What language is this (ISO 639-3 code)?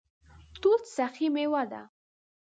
pus